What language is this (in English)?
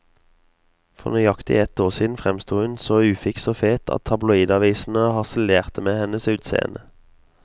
Norwegian